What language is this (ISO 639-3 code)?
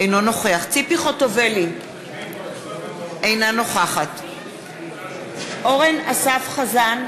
heb